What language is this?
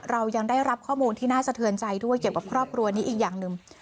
Thai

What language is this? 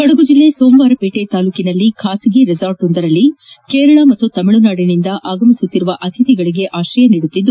Kannada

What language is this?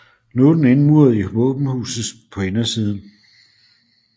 Danish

